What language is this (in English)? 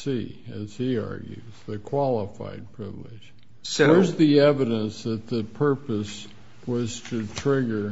English